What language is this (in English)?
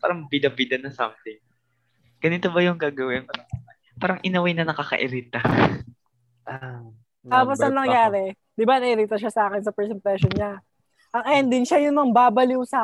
Filipino